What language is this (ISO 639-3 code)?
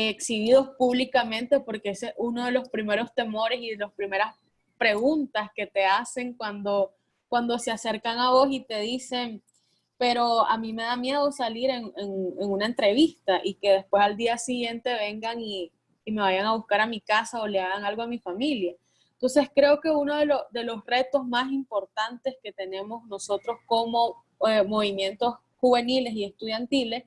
spa